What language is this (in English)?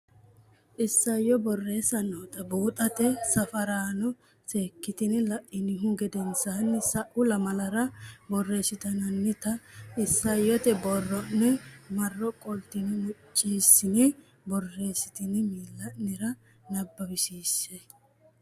Sidamo